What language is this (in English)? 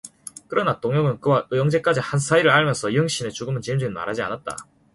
Korean